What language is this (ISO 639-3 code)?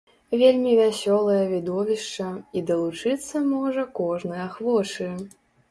bel